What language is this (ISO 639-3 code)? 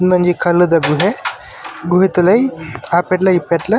tcy